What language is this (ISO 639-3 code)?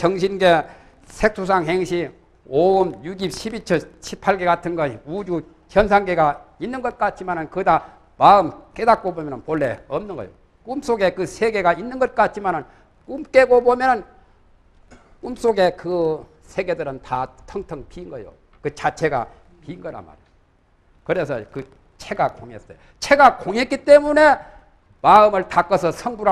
kor